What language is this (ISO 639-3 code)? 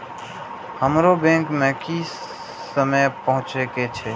mai